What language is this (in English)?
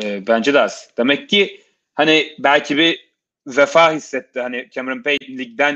Turkish